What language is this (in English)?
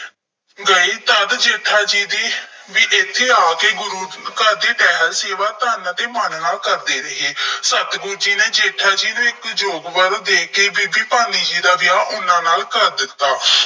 Punjabi